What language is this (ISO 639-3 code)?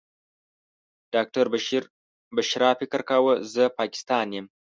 pus